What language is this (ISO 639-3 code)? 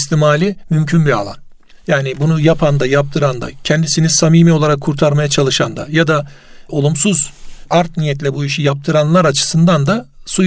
tur